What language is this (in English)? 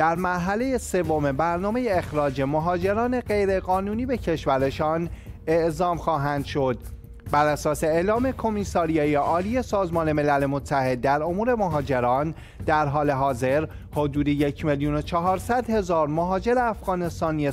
Persian